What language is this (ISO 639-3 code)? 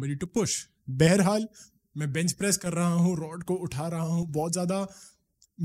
hin